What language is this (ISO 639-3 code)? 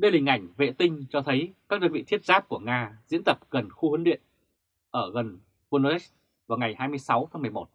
vie